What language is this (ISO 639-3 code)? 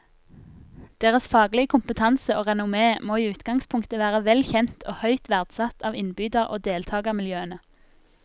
nor